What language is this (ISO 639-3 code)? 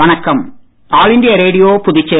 tam